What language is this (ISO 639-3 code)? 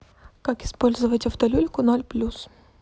rus